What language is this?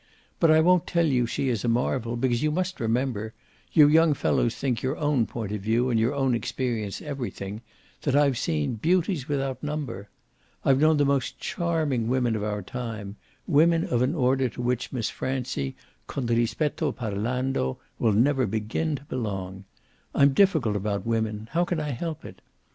English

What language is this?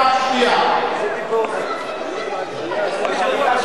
Hebrew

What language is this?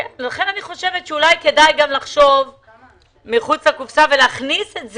Hebrew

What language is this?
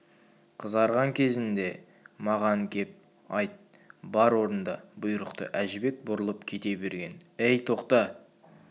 Kazakh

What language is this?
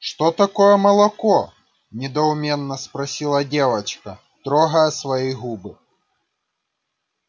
Russian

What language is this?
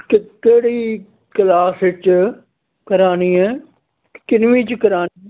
Punjabi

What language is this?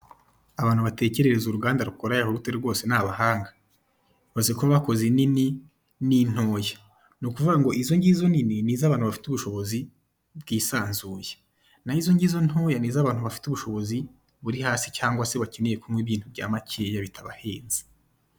Kinyarwanda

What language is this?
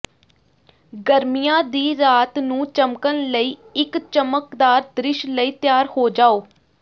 Punjabi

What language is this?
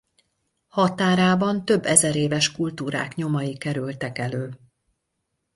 Hungarian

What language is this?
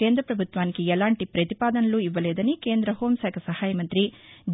Telugu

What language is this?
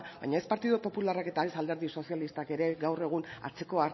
Basque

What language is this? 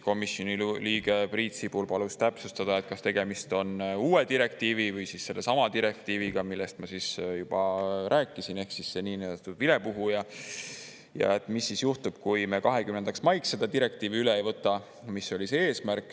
Estonian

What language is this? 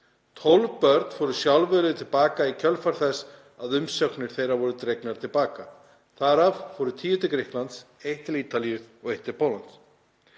Icelandic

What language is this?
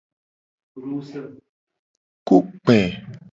Gen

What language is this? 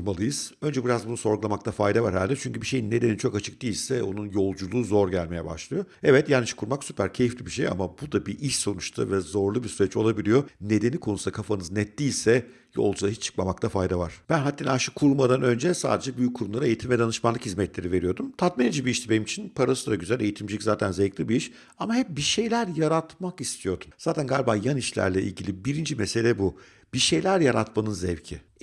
Turkish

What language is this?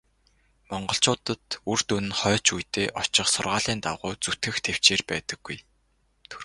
Mongolian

